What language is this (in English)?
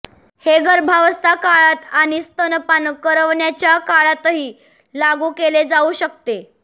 Marathi